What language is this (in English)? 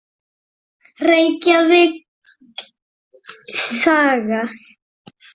Icelandic